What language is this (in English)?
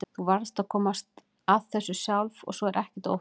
Icelandic